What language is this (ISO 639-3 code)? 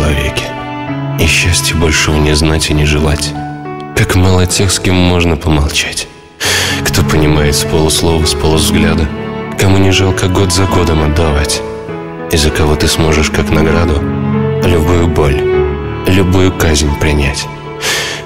rus